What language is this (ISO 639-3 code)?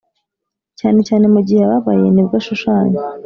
kin